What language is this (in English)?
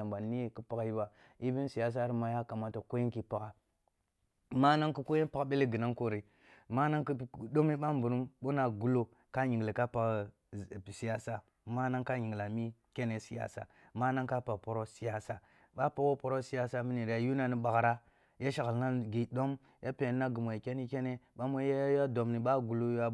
Kulung (Nigeria)